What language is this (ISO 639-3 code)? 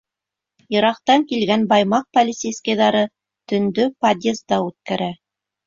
bak